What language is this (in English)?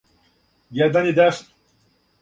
Serbian